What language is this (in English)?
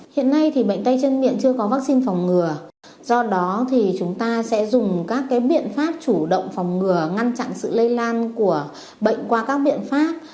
Vietnamese